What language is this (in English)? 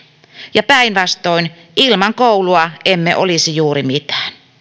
Finnish